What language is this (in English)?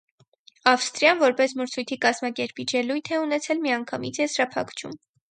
Armenian